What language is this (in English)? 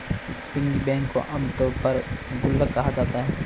Hindi